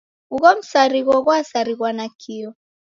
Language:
Taita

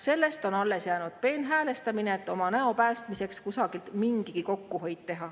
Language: Estonian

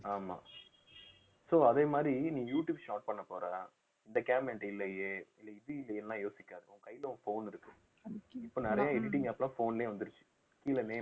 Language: Tamil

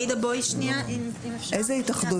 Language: Hebrew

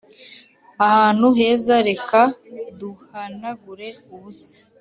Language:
Kinyarwanda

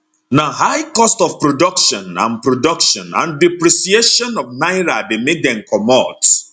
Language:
Nigerian Pidgin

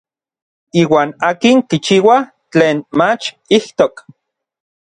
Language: Orizaba Nahuatl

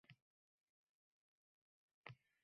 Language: Uzbek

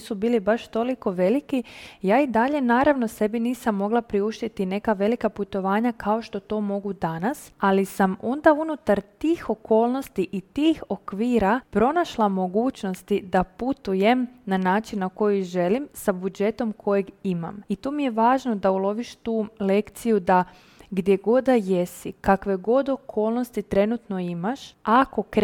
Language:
Croatian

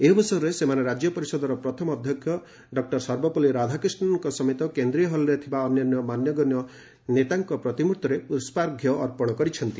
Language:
Odia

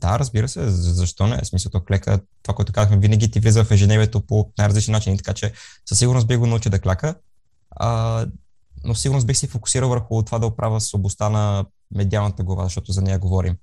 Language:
Bulgarian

